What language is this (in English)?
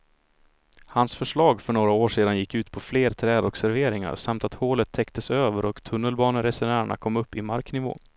Swedish